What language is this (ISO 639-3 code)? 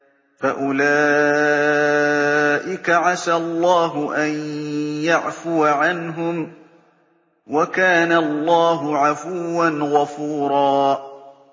ara